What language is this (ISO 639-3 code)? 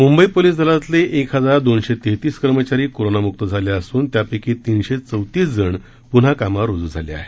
mar